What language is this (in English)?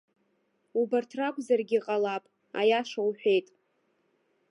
Abkhazian